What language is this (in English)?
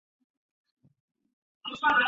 Chinese